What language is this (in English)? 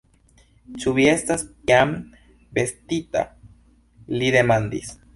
Esperanto